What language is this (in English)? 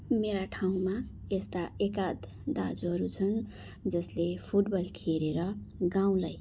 Nepali